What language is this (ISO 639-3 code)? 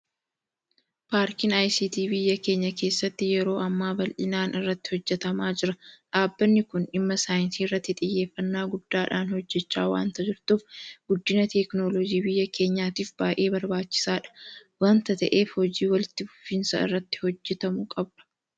orm